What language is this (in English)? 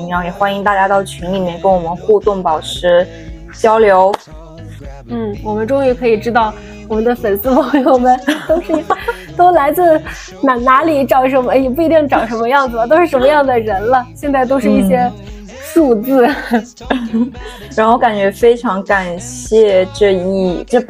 Chinese